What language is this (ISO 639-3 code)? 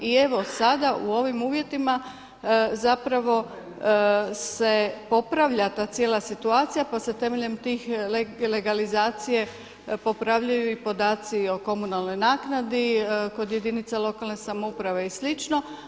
hrv